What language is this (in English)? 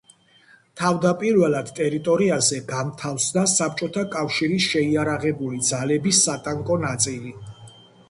Georgian